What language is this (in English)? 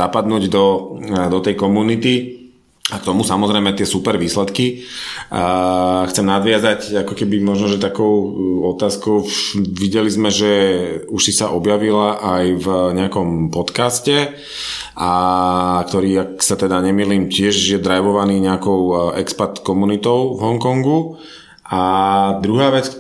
Slovak